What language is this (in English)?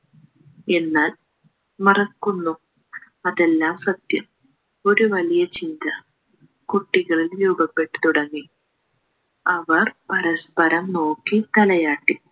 Malayalam